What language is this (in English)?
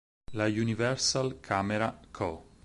Italian